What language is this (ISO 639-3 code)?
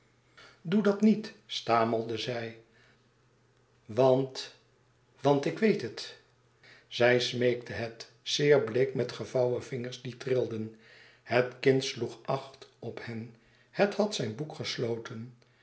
nld